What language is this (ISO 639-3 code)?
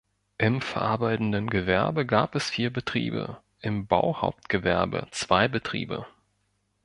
deu